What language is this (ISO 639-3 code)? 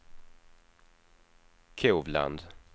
swe